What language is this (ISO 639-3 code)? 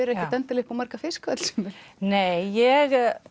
isl